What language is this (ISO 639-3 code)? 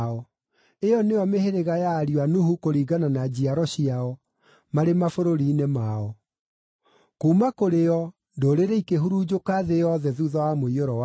kik